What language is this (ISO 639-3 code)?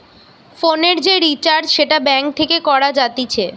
ben